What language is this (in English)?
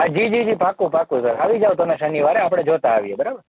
Gujarati